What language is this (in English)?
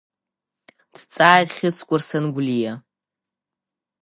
Abkhazian